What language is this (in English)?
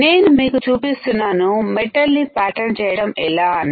Telugu